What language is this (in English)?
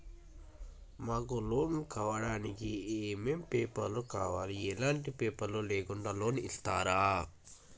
Telugu